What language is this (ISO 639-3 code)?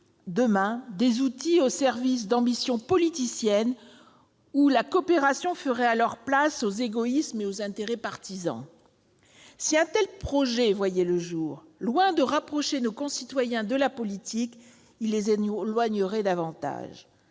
fra